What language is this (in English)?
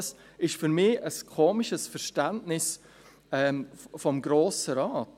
Swiss German